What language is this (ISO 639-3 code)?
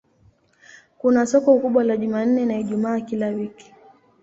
swa